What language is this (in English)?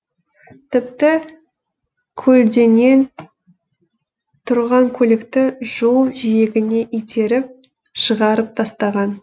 Kazakh